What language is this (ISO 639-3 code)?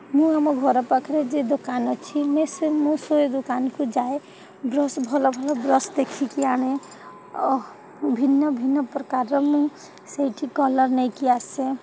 ori